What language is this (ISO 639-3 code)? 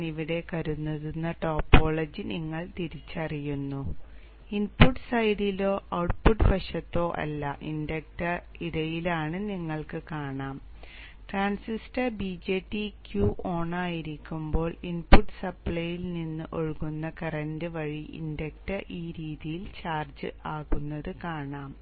mal